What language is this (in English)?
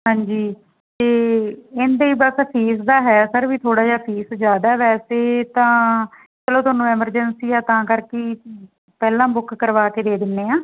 Punjabi